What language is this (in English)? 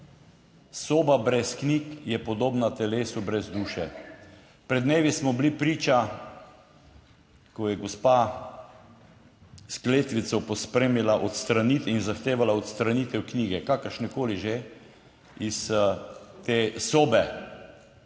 Slovenian